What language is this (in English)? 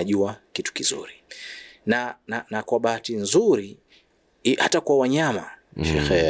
Swahili